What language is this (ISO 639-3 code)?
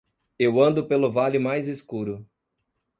por